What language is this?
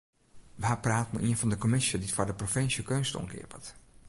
Western Frisian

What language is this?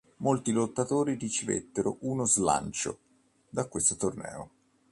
Italian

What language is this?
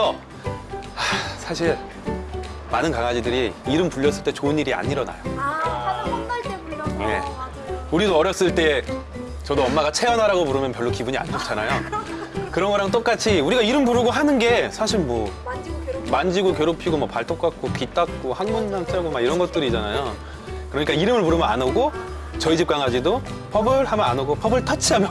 Korean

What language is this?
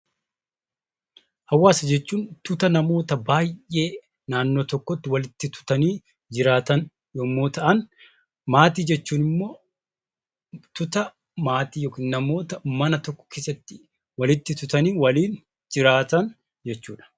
Oromo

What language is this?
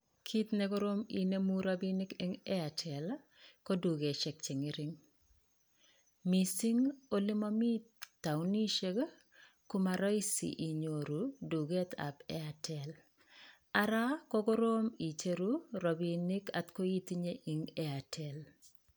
Kalenjin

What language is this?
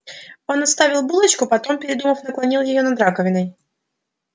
Russian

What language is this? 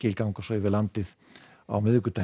Icelandic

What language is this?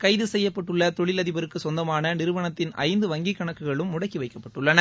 Tamil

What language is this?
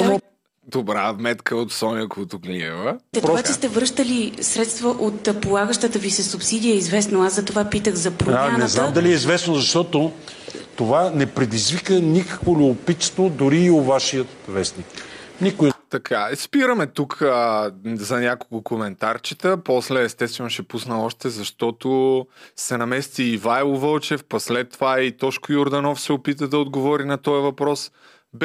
Bulgarian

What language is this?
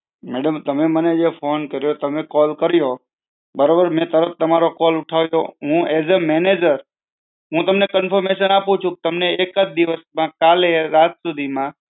Gujarati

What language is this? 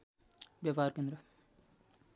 Nepali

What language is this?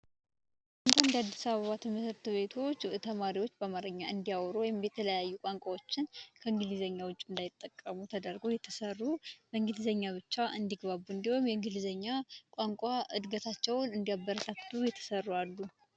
Amharic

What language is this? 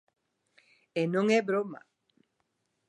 Galician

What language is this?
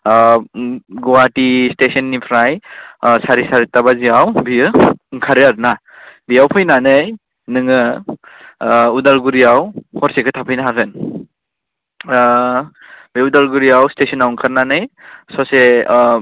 Bodo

